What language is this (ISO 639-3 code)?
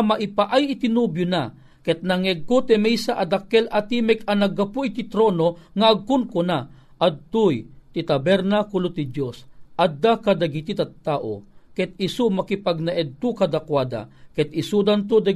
fil